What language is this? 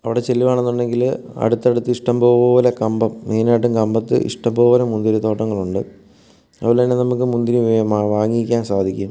Malayalam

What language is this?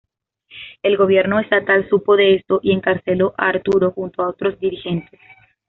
Spanish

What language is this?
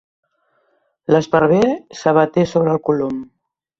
Catalan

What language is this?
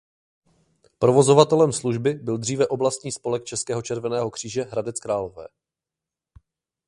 Czech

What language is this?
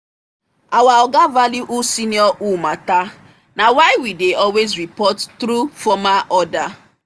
Nigerian Pidgin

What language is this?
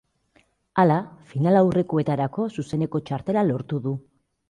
Basque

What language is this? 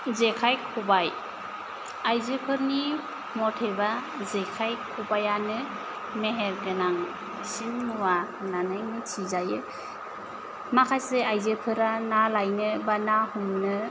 Bodo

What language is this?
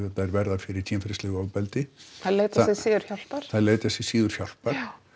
Icelandic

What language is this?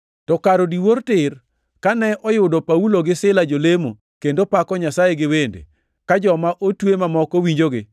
Luo (Kenya and Tanzania)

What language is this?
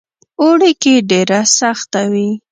Pashto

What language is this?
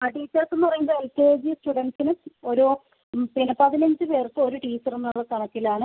Malayalam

